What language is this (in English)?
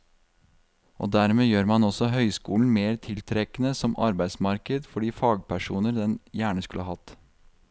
Norwegian